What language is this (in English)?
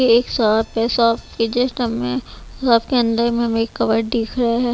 Hindi